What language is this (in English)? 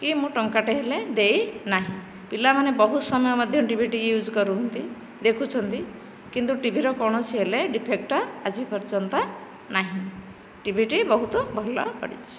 Odia